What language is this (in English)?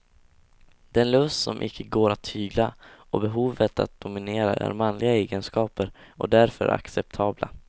Swedish